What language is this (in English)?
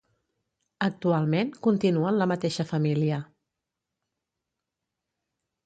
Catalan